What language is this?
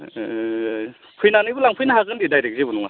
Bodo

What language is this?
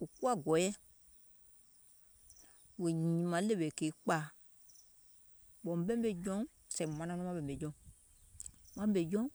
Gola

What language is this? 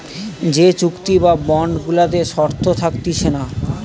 Bangla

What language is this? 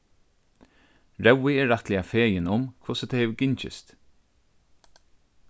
Faroese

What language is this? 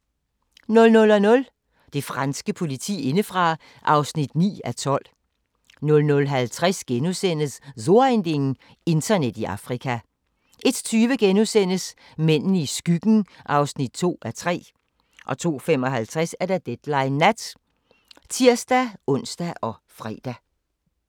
Danish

